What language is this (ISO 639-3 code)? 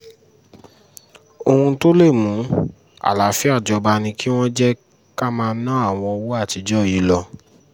yor